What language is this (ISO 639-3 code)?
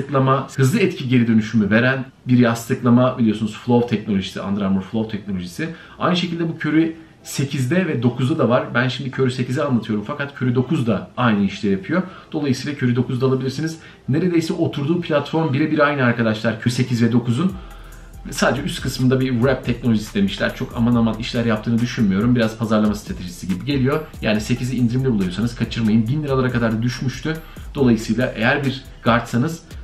tur